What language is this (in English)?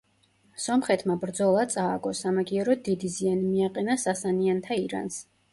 Georgian